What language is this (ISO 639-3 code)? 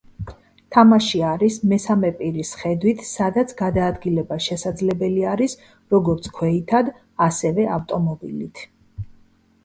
kat